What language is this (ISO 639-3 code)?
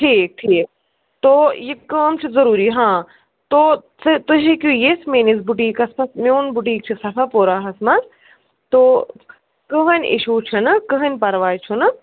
kas